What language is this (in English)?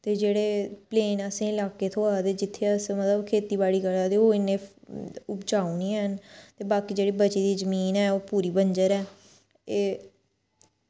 Dogri